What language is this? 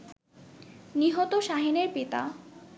Bangla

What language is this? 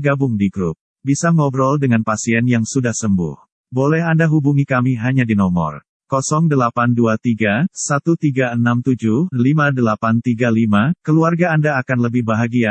Indonesian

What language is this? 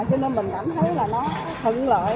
Vietnamese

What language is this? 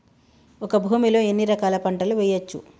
Telugu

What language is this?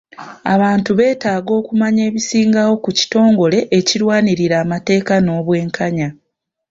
Ganda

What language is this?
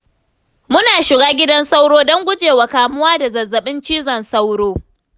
Hausa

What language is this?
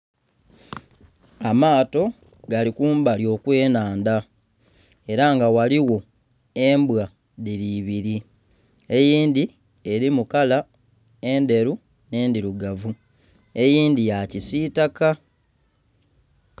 Soga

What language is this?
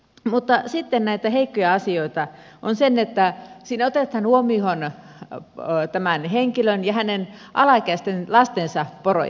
Finnish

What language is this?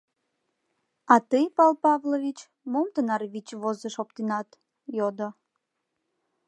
Mari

